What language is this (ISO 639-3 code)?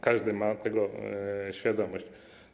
pol